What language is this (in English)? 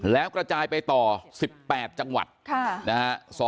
Thai